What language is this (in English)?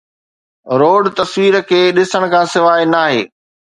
Sindhi